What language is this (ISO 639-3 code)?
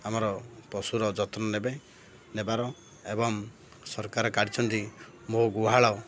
ori